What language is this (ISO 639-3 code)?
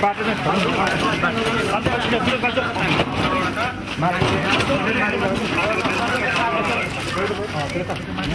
ind